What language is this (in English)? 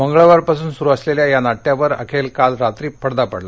Marathi